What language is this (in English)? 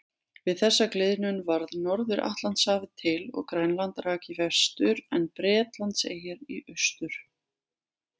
Icelandic